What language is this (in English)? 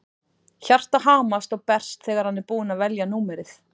Icelandic